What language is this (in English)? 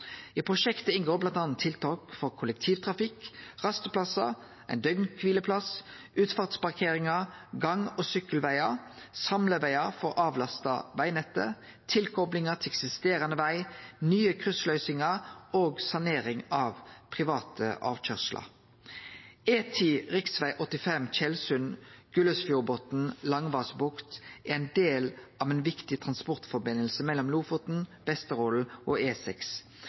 Norwegian Nynorsk